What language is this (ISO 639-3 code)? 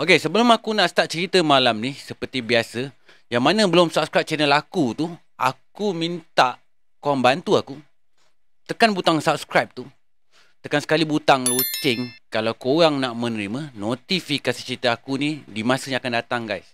msa